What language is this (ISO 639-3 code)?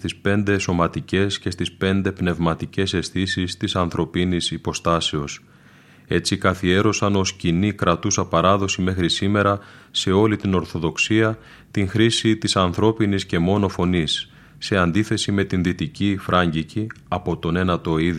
ell